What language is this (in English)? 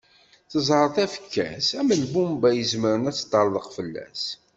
Kabyle